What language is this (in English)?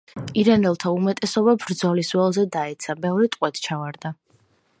Georgian